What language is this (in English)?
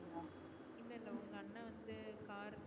Tamil